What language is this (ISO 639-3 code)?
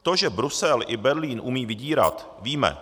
ces